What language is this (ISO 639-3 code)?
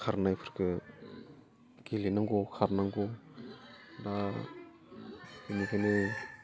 brx